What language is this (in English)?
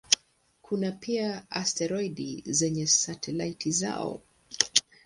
Swahili